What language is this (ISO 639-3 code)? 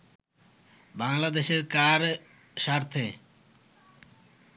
ben